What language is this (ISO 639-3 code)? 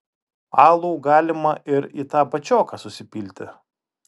lit